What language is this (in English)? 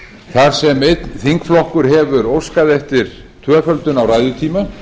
Icelandic